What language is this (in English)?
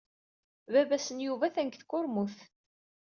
Kabyle